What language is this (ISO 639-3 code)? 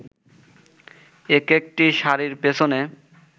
ben